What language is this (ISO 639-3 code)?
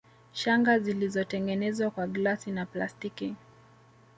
swa